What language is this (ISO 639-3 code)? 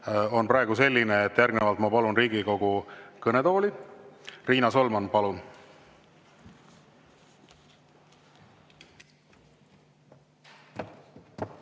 est